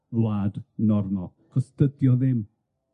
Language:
Welsh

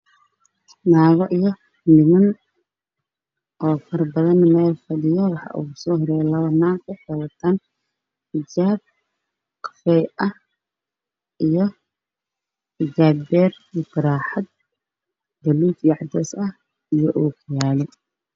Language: Somali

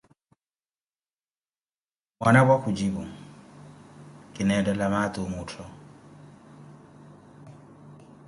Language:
Koti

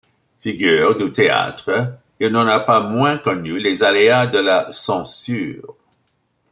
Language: French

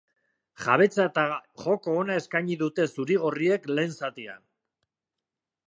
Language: Basque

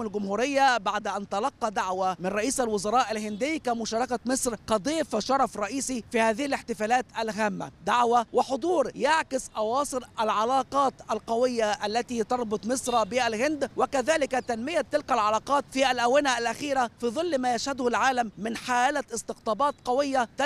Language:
Arabic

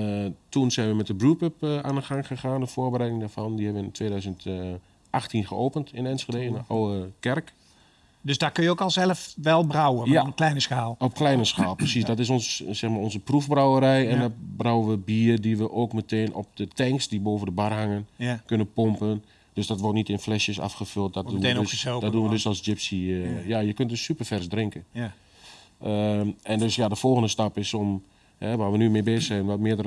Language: Dutch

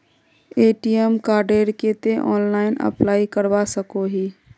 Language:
Magahi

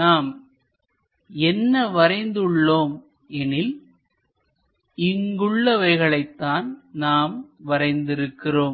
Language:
Tamil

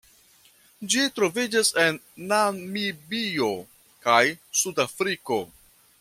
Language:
Esperanto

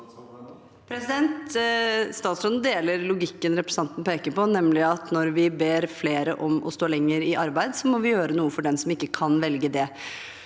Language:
Norwegian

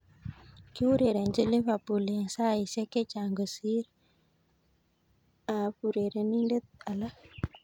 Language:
Kalenjin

